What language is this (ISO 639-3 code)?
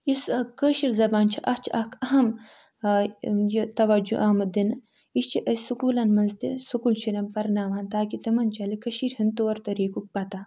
kas